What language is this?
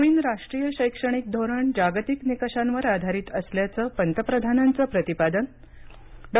Marathi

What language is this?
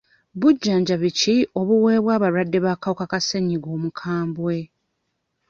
Ganda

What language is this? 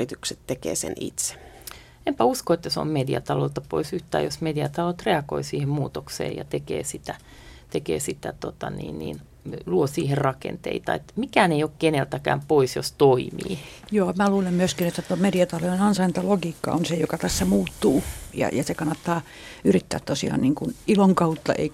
Finnish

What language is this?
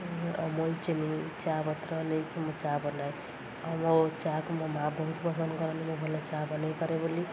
Odia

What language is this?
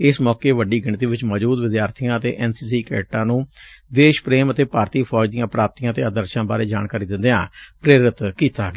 Punjabi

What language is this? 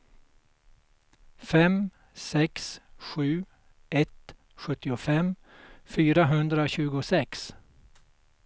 Swedish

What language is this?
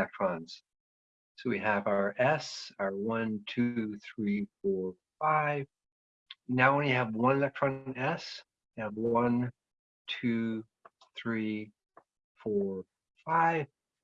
English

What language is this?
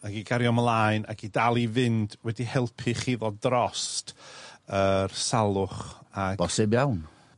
Welsh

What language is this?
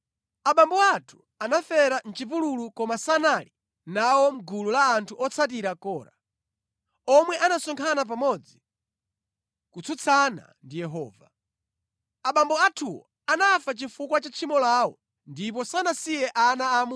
Nyanja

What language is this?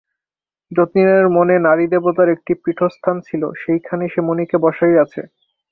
Bangla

